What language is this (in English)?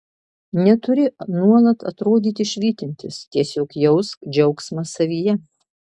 Lithuanian